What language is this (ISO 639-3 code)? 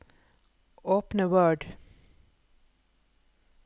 nor